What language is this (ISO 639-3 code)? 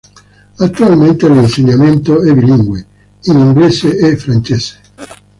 ita